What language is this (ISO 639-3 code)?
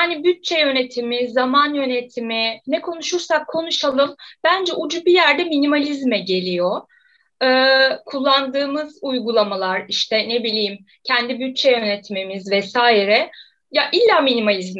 tur